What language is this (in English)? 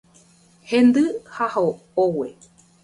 Guarani